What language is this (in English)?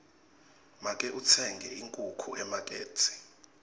Swati